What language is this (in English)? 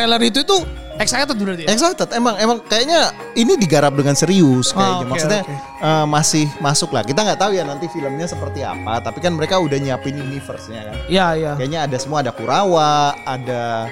Indonesian